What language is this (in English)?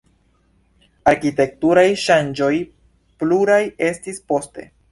Esperanto